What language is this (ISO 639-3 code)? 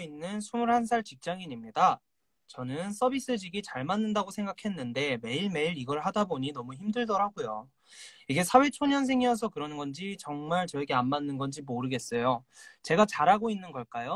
kor